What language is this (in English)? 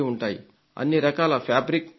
Telugu